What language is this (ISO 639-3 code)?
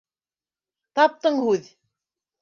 bak